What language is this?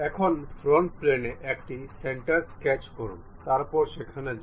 Bangla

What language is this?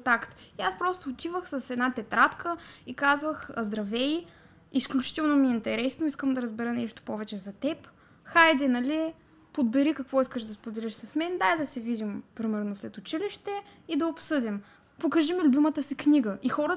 Bulgarian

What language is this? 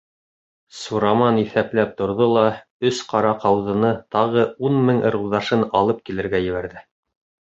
Bashkir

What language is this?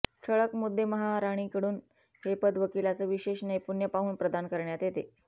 Marathi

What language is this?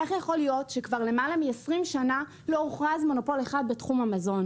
Hebrew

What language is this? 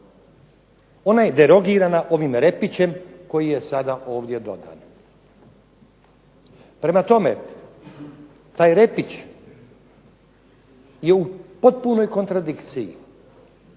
Croatian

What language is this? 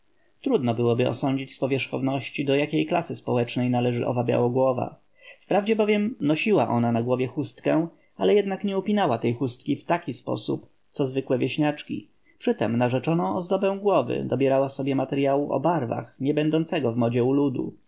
Polish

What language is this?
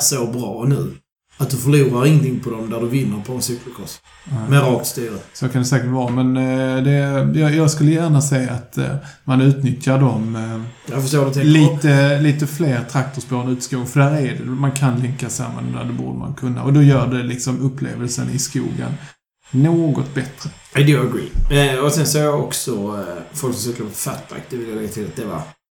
Swedish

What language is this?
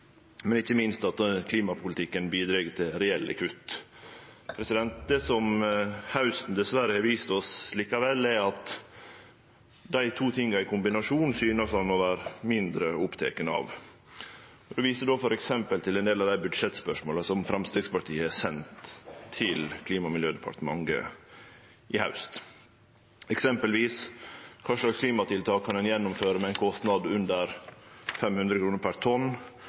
Norwegian Nynorsk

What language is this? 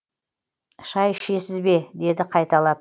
Kazakh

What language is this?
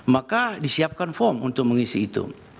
Indonesian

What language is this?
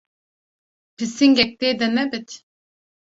Kurdish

